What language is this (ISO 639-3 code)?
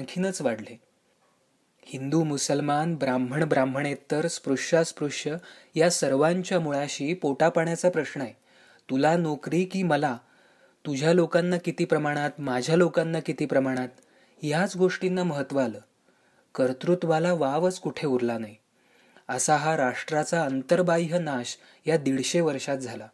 mar